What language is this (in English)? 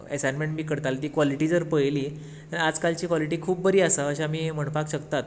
Konkani